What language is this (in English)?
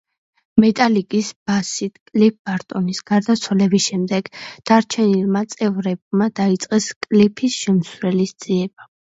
Georgian